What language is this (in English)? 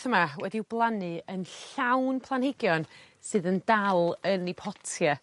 Welsh